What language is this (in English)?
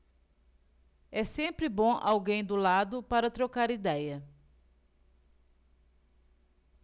Portuguese